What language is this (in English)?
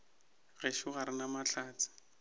Northern Sotho